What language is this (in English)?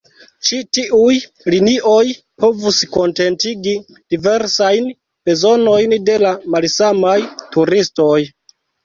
Esperanto